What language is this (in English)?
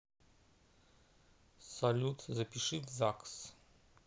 Russian